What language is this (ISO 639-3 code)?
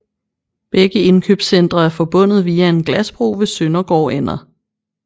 dan